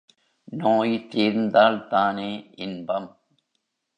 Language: Tamil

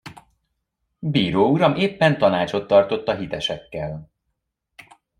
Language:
Hungarian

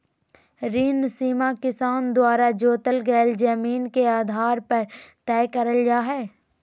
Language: Magahi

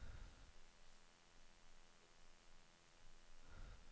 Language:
Swedish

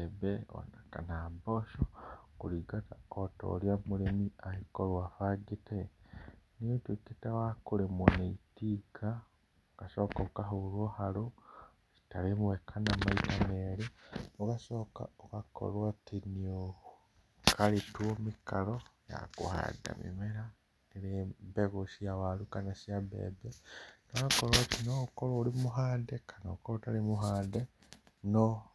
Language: Kikuyu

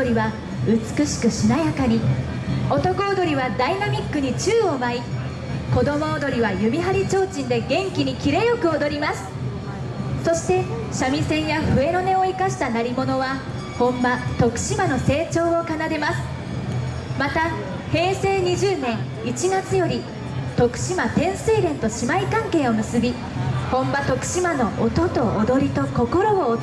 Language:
Japanese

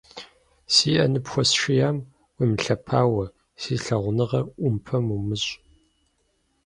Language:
Kabardian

